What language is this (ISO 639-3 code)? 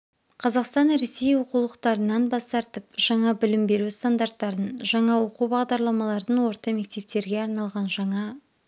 kaz